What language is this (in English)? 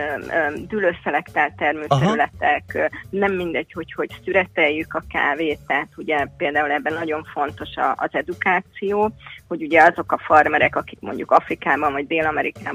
Hungarian